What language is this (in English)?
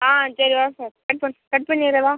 Tamil